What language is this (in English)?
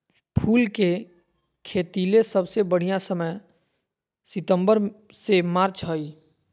Magahi